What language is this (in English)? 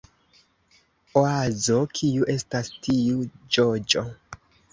Esperanto